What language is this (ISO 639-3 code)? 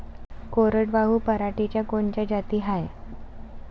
mar